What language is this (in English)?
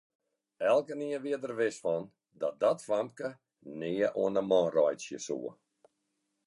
Western Frisian